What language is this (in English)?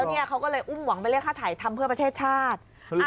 Thai